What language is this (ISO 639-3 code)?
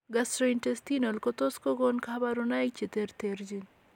kln